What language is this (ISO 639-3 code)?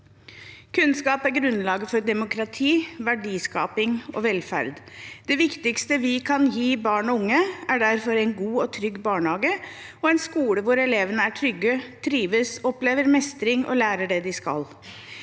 nor